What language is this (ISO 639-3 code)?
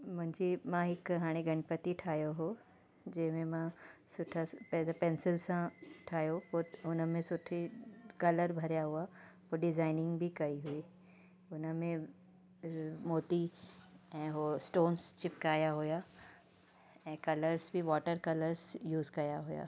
snd